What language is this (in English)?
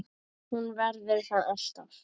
Icelandic